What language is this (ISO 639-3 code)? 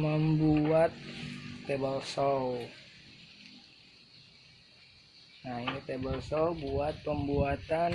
ind